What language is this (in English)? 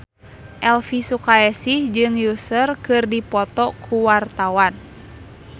Sundanese